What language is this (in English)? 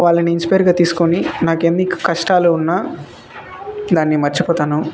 Telugu